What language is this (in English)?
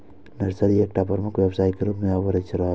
Maithili